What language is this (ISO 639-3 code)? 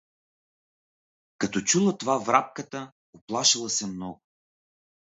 bul